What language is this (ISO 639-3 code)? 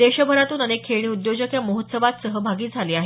mar